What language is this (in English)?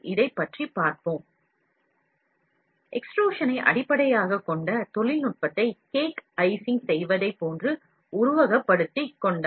Tamil